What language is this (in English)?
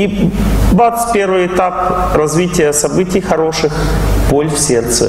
Russian